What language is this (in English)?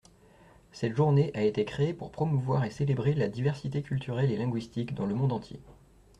French